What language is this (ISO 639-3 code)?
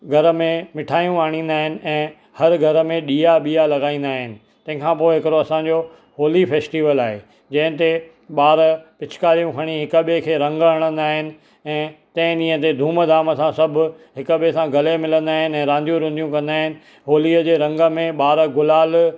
snd